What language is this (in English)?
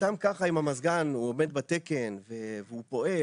Hebrew